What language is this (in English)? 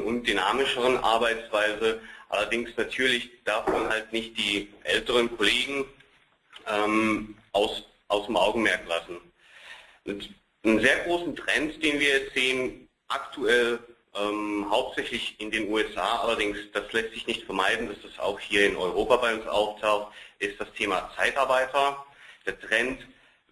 German